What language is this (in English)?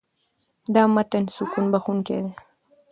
Pashto